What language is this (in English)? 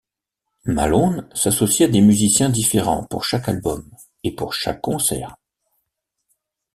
French